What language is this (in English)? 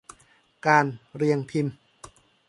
Thai